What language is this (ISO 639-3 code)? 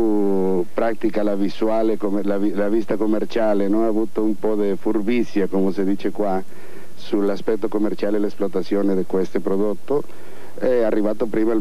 ita